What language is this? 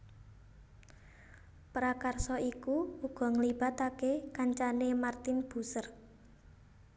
Javanese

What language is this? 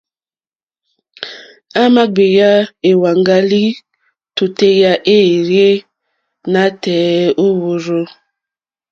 Mokpwe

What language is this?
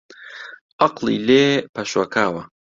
Central Kurdish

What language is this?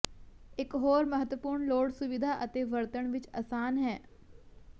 Punjabi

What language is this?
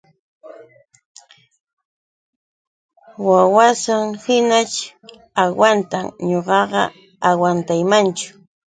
Yauyos Quechua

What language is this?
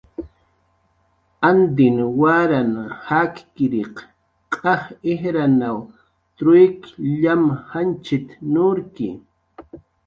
Jaqaru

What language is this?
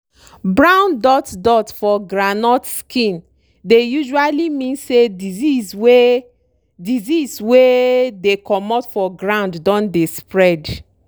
Nigerian Pidgin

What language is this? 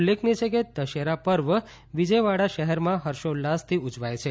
Gujarati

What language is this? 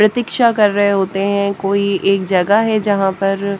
Hindi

